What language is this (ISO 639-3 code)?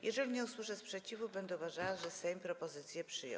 pol